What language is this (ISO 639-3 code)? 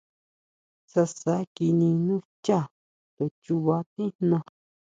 mau